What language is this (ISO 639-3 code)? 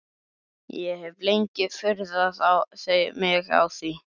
isl